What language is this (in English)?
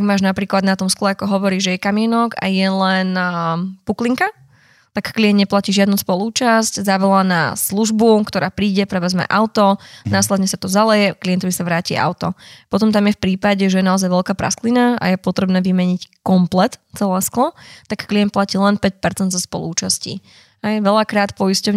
Slovak